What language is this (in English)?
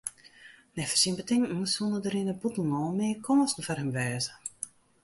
Western Frisian